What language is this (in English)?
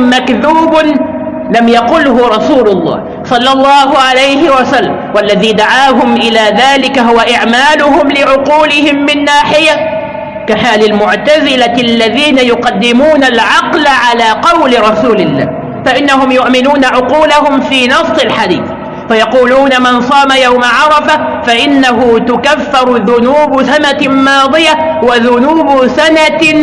Arabic